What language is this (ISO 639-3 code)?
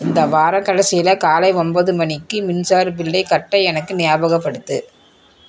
tam